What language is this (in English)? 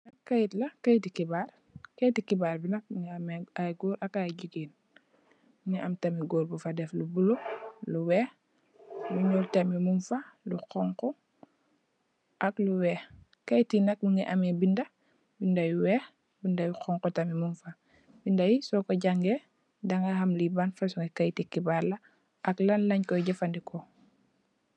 Wolof